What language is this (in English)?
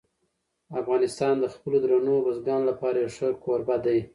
Pashto